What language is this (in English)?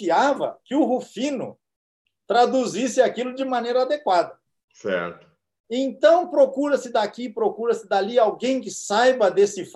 Portuguese